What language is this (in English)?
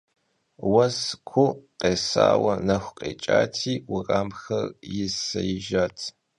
Kabardian